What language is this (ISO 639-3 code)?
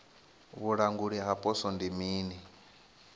ven